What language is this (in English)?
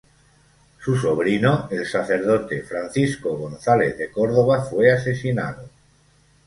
Spanish